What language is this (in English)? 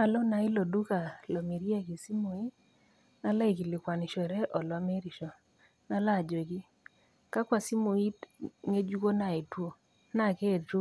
Masai